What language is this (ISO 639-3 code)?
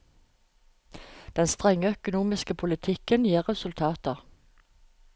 nor